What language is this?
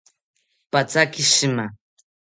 South Ucayali Ashéninka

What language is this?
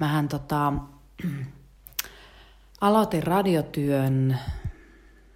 Finnish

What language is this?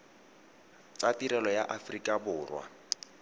Tswana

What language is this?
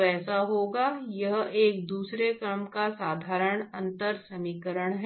Hindi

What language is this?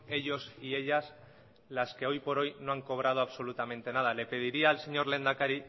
Spanish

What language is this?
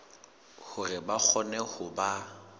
Southern Sotho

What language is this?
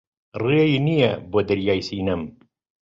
Central Kurdish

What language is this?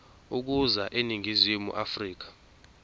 Zulu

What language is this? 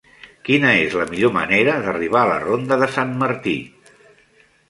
Catalan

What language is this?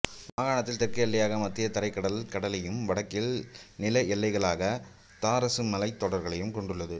Tamil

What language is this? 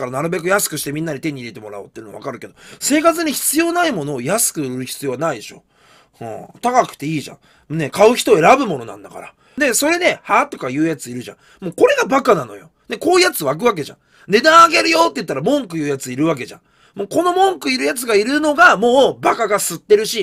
Japanese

